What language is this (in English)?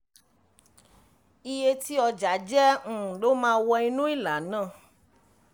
Yoruba